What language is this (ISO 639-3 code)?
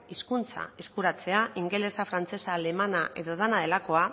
eus